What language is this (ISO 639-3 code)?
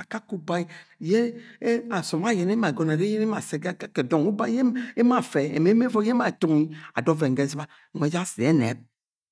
yay